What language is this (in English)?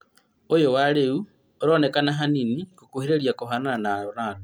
Kikuyu